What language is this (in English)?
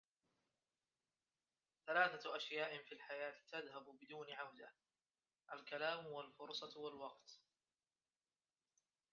Arabic